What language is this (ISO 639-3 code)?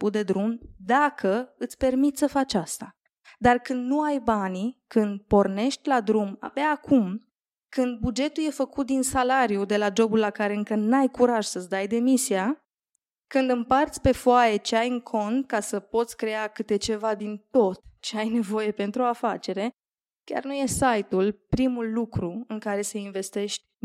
ron